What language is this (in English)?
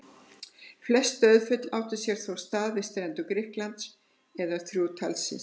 Icelandic